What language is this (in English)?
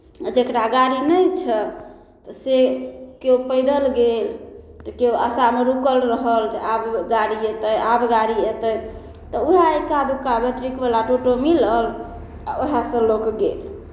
Maithili